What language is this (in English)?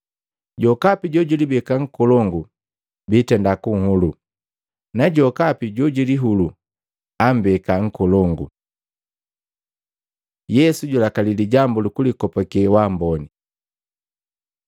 Matengo